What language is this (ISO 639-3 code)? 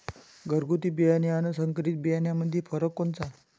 mar